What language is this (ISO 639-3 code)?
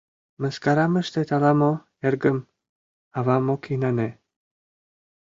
chm